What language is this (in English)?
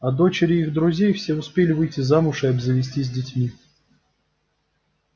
Russian